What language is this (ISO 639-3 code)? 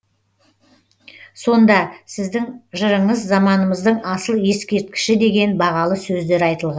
kaz